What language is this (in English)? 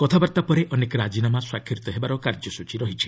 Odia